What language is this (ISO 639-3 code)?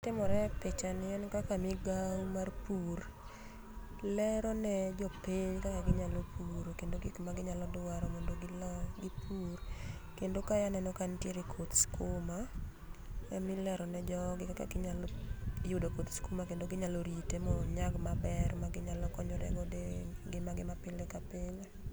luo